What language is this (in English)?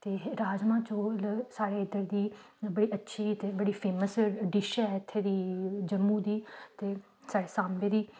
Dogri